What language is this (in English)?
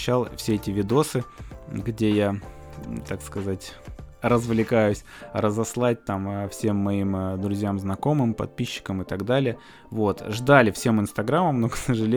Russian